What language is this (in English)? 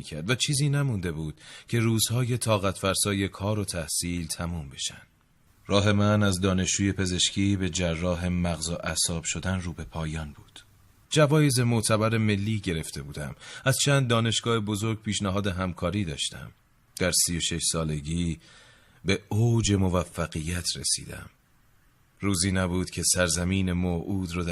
Persian